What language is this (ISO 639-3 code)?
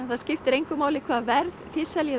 isl